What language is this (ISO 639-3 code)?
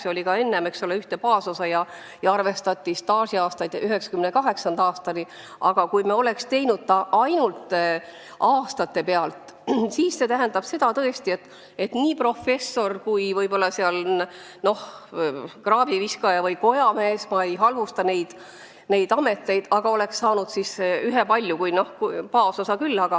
est